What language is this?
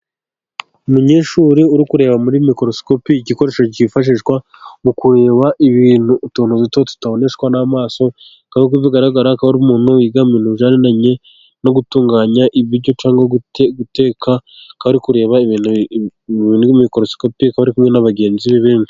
Kinyarwanda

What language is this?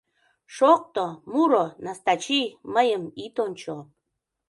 Mari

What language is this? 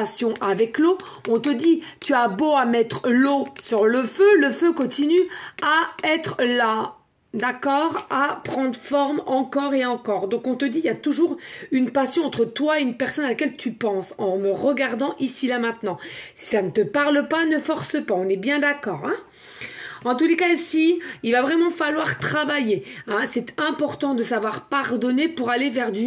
French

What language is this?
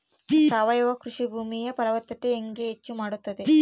Kannada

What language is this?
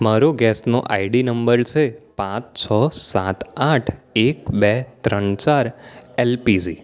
Gujarati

